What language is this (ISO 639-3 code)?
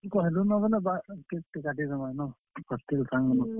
ori